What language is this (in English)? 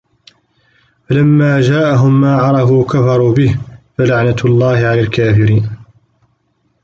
Arabic